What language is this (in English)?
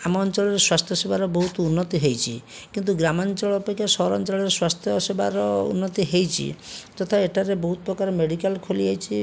Odia